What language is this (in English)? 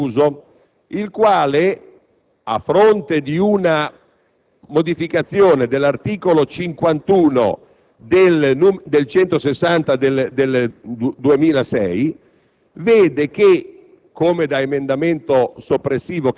Italian